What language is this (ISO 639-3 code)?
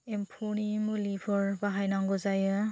brx